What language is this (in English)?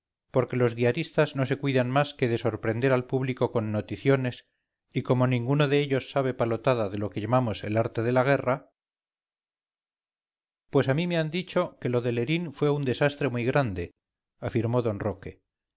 Spanish